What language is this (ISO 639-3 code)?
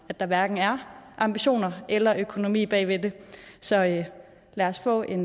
dan